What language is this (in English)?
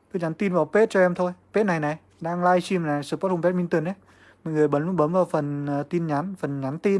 Vietnamese